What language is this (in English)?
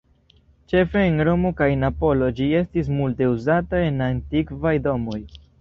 Esperanto